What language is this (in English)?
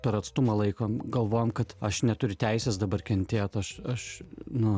Lithuanian